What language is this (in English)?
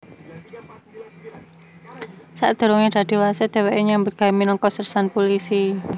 Javanese